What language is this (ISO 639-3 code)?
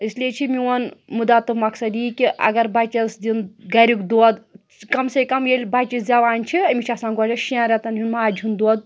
kas